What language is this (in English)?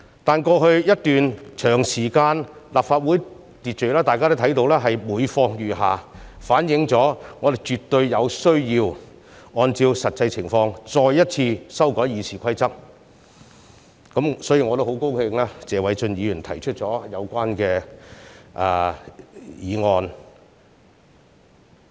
Cantonese